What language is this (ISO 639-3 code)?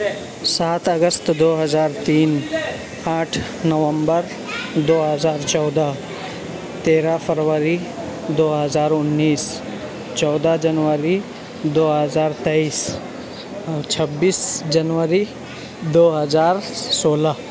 urd